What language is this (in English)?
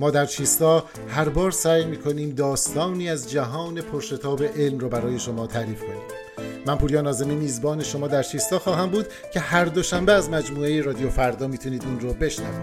Persian